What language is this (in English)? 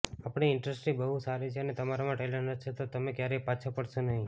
Gujarati